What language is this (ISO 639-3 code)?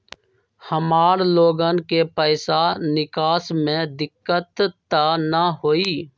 mag